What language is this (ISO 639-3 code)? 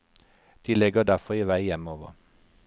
nor